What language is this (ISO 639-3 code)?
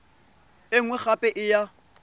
tsn